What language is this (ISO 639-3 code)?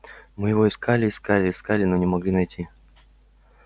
rus